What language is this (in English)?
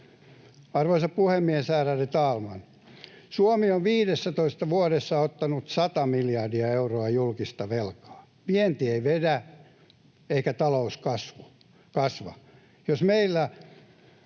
Finnish